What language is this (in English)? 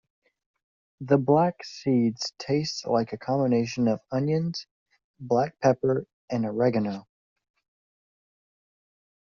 English